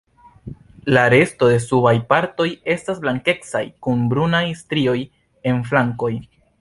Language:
Esperanto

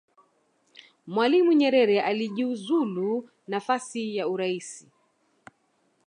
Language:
Swahili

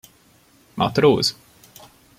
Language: Hungarian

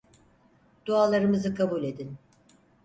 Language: Turkish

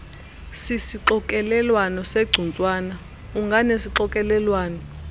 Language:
Xhosa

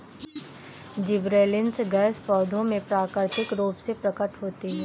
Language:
Hindi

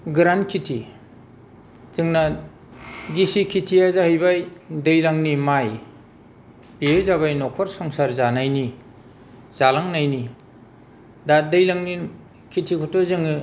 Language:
Bodo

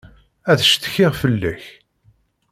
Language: Kabyle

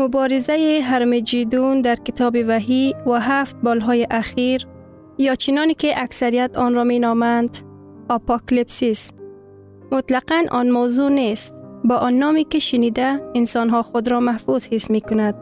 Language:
Persian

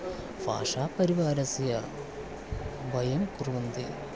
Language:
Sanskrit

